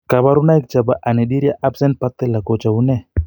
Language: Kalenjin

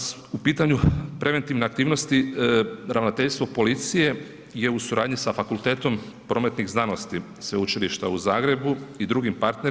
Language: Croatian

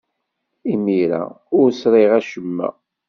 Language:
Kabyle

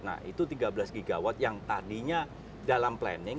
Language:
Indonesian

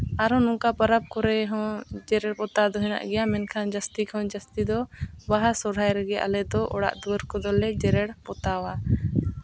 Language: Santali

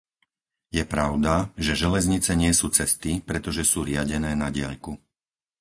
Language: Slovak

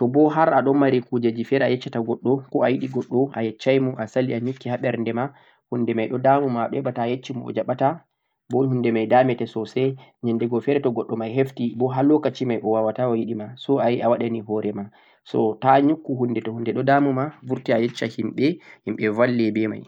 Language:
Central-Eastern Niger Fulfulde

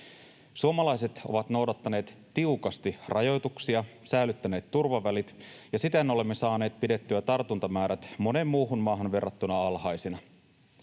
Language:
Finnish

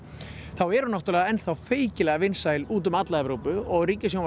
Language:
Icelandic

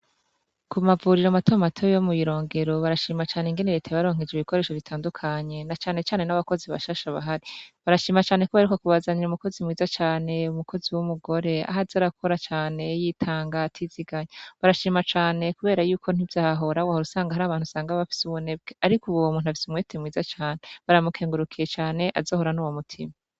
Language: Rundi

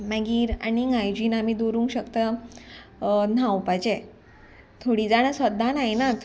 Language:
Konkani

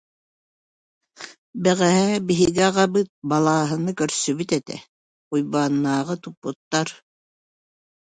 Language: Yakut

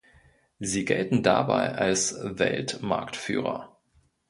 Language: German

